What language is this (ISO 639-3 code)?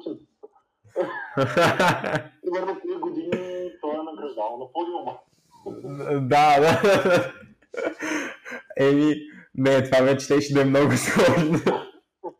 bul